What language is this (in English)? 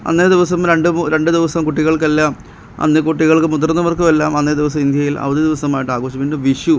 Malayalam